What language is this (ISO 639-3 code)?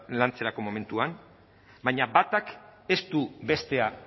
eus